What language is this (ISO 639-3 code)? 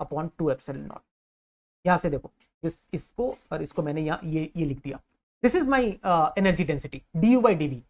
hin